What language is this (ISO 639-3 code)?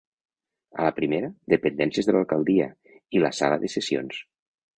cat